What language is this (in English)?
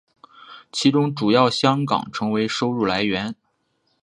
Chinese